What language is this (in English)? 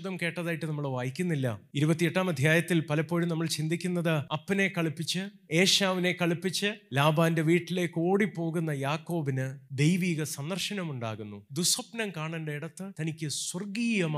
Malayalam